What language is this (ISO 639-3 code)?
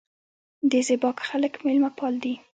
pus